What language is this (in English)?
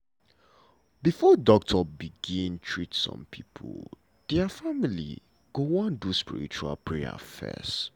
Nigerian Pidgin